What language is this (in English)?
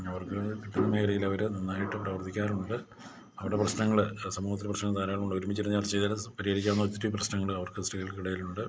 Malayalam